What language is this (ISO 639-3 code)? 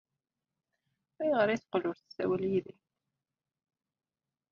kab